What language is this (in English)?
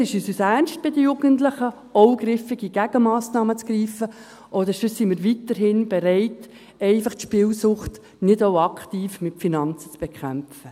Swiss German